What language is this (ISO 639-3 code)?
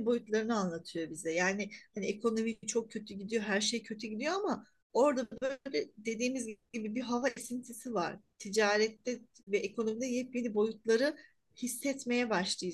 tur